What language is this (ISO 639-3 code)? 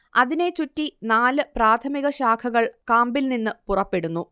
mal